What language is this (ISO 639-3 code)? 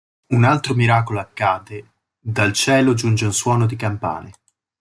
ita